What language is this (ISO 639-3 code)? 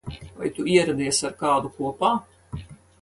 lav